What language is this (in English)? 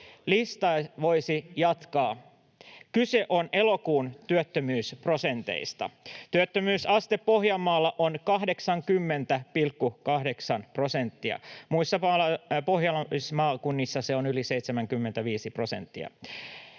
Finnish